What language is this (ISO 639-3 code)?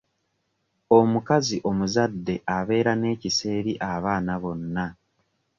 lug